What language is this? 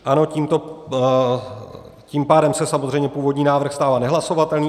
Czech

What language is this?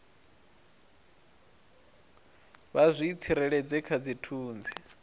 Venda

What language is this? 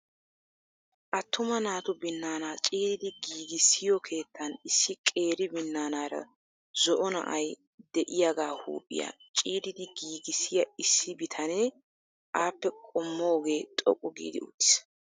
Wolaytta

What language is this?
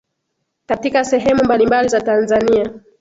Swahili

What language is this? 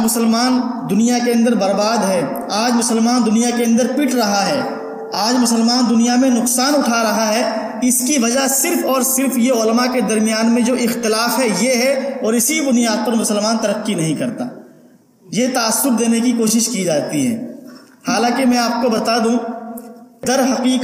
Urdu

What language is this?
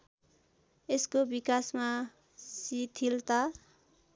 Nepali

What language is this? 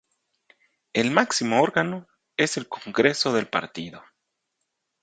Spanish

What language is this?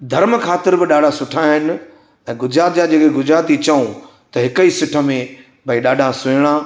Sindhi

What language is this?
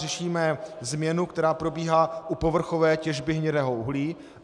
Czech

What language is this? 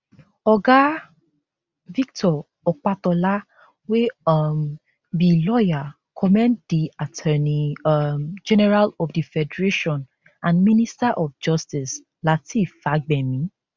Nigerian Pidgin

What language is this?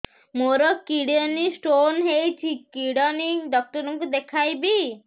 Odia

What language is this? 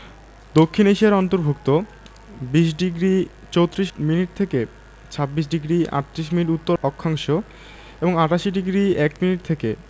Bangla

